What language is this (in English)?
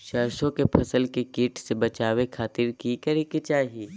Magahi